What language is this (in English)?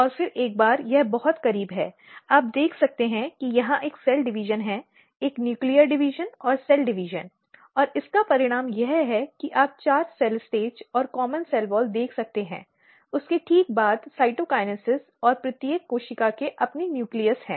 Hindi